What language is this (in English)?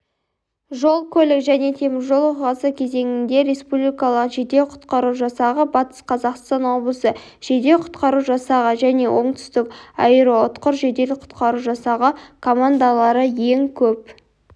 Kazakh